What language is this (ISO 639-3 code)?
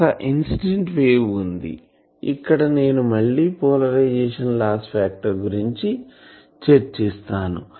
tel